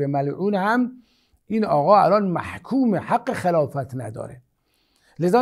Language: Persian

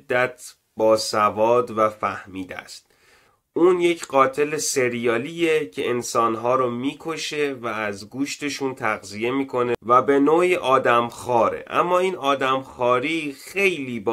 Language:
Persian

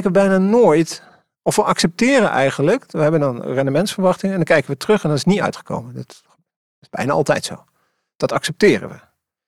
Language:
Dutch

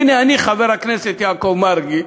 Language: Hebrew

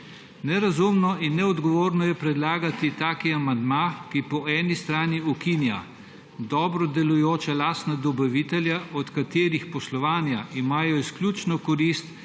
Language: Slovenian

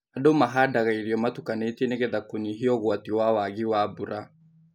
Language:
Kikuyu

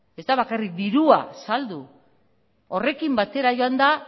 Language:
Basque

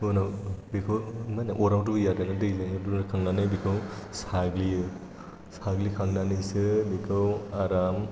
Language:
Bodo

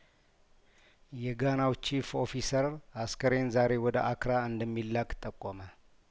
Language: Amharic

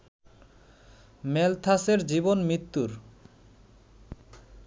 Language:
Bangla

